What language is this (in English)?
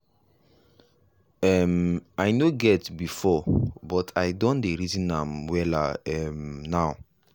Nigerian Pidgin